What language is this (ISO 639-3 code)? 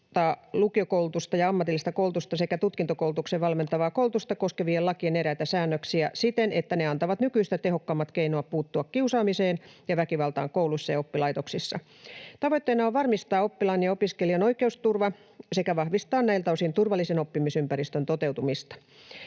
fin